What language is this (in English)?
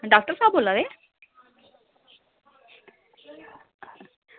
Dogri